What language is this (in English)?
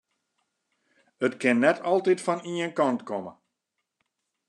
Western Frisian